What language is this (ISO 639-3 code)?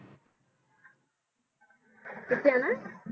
pan